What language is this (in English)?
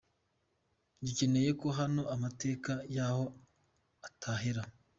Kinyarwanda